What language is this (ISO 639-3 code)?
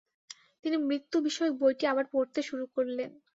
ben